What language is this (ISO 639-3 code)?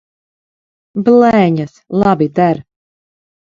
lav